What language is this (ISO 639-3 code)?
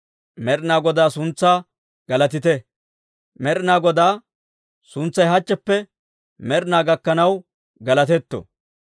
dwr